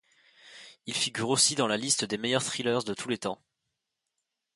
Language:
French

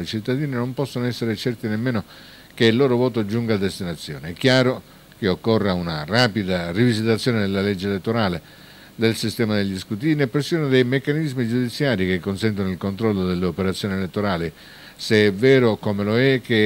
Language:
Italian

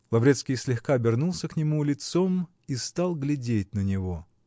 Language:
Russian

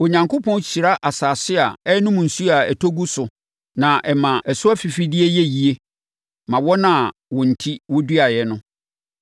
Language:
Akan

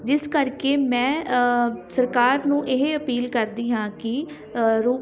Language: Punjabi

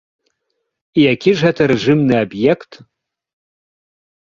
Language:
Belarusian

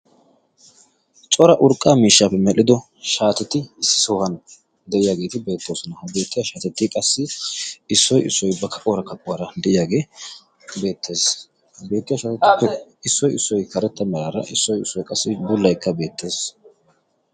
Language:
Wolaytta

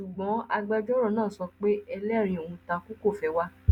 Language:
Yoruba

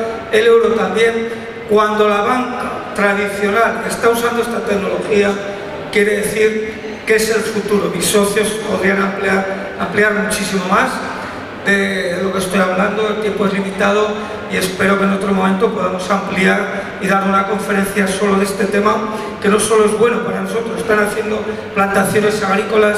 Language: Spanish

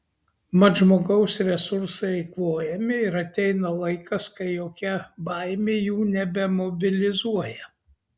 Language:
Lithuanian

